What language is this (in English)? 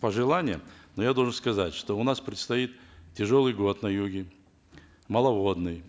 Kazakh